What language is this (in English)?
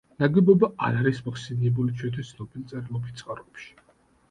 Georgian